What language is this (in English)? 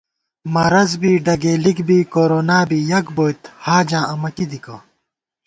Gawar-Bati